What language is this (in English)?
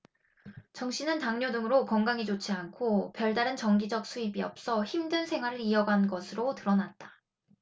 Korean